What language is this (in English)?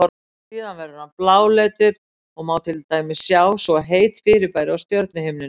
Icelandic